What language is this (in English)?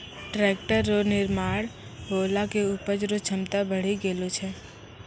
Maithili